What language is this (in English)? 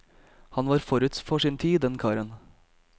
Norwegian